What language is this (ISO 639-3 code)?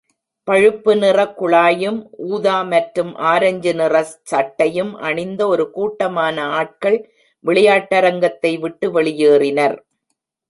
tam